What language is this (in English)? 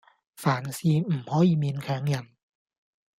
Cantonese